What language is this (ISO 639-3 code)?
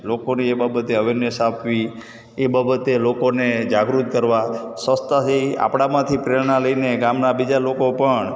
guj